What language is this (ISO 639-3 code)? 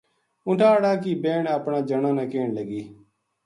gju